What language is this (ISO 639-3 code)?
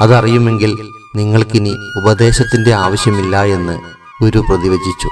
mal